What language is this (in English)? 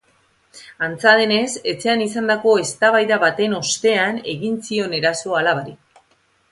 Basque